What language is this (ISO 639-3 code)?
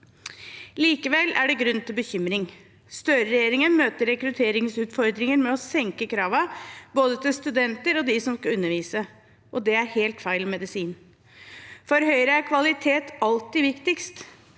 nor